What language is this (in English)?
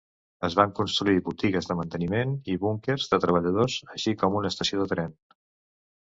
Catalan